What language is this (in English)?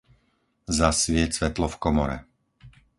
Slovak